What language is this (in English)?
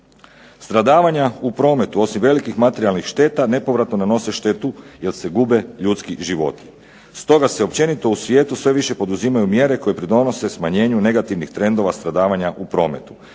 Croatian